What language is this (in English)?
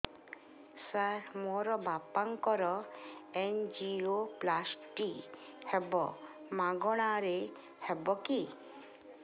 Odia